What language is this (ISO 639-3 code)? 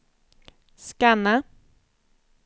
swe